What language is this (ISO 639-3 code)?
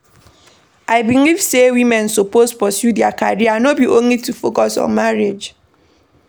pcm